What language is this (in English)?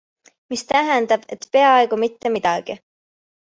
Estonian